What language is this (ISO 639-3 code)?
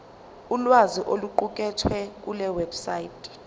zul